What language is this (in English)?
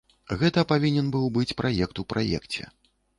Belarusian